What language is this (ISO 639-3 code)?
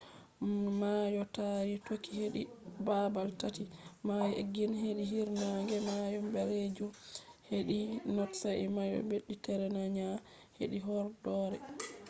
ful